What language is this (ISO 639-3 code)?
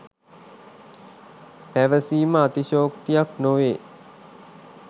sin